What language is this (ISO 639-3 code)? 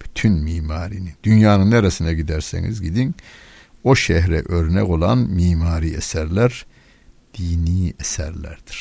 tur